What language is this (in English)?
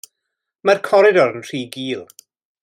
Welsh